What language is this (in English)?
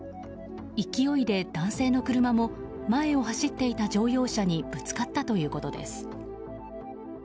Japanese